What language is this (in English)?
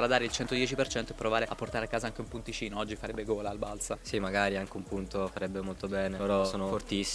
Italian